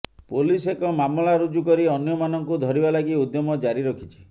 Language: Odia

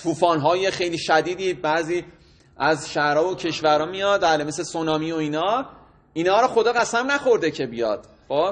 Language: Persian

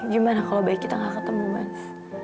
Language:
Indonesian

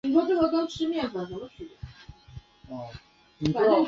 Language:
Chinese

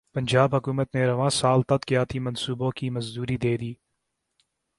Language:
Urdu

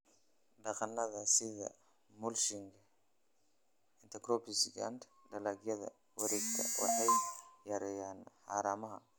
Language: Somali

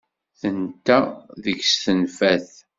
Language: Kabyle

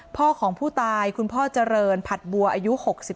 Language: Thai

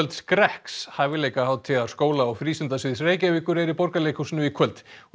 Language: Icelandic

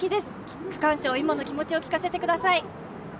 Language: Japanese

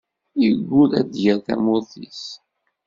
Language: Kabyle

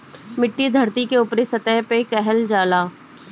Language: Bhojpuri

